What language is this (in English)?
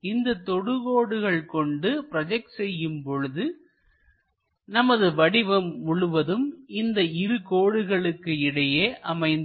Tamil